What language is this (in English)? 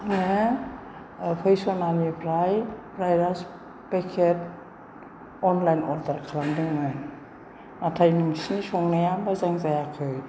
Bodo